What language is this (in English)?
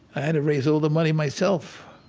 English